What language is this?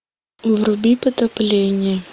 Russian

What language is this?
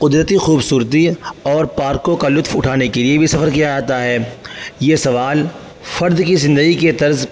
Urdu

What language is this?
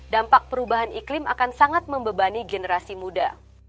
Indonesian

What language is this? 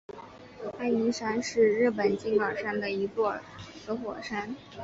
Chinese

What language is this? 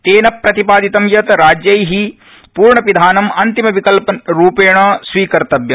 Sanskrit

